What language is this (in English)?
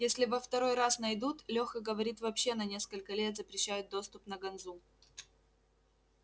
Russian